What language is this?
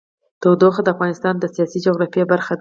Pashto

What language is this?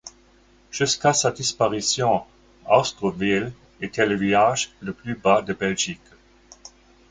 French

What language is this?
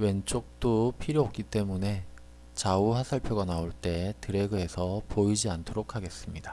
Korean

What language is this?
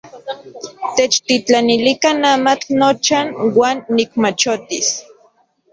Central Puebla Nahuatl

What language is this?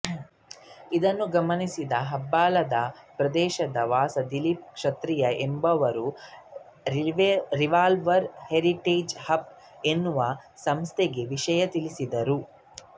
Kannada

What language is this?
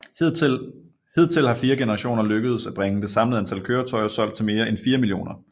Danish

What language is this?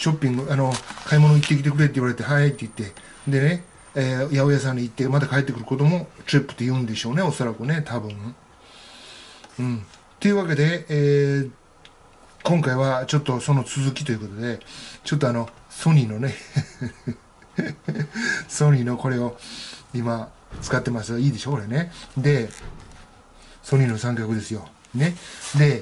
Japanese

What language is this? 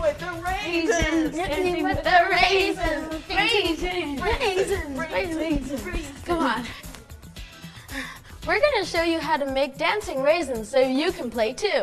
English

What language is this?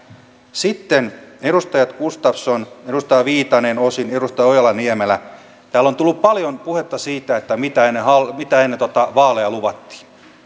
Finnish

